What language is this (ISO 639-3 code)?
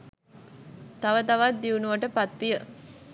sin